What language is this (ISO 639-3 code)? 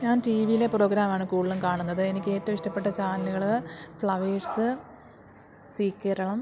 mal